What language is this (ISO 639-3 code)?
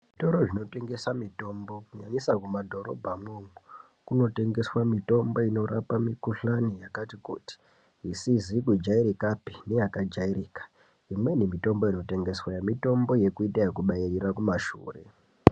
ndc